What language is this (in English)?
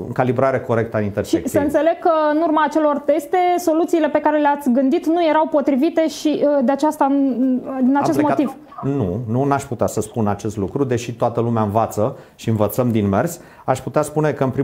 Romanian